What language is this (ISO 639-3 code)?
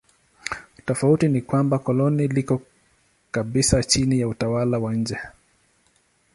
swa